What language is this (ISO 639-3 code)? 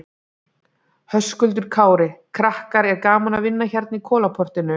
isl